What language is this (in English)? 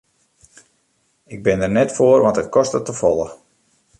Western Frisian